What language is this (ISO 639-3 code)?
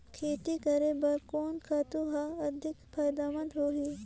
hne